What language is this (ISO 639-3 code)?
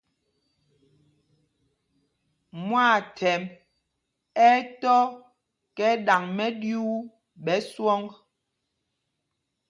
mgg